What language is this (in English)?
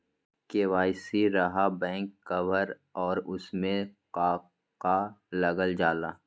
Magahi